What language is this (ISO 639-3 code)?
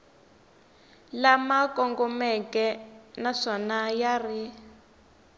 tso